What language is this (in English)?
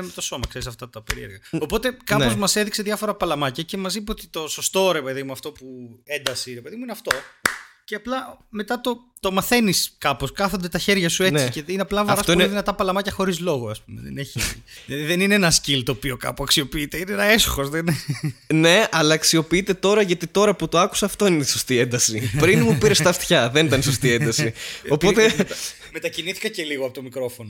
Greek